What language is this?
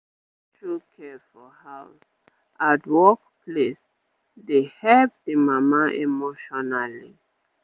Nigerian Pidgin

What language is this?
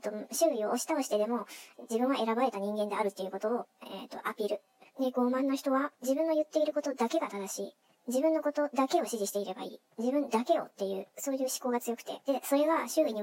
Japanese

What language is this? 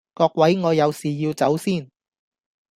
Cantonese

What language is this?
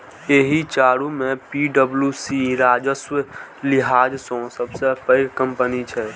Maithili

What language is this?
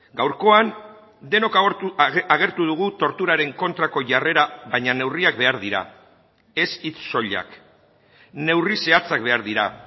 Basque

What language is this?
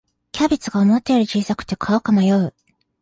Japanese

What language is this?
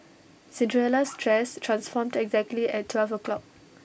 English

